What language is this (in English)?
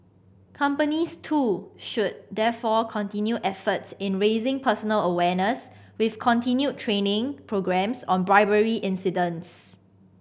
English